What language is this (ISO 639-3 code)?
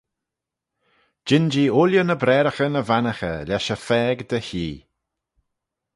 glv